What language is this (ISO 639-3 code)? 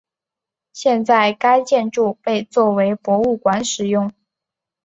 zho